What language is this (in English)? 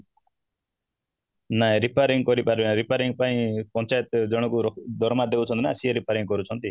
Odia